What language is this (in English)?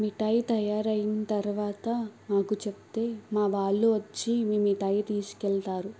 Telugu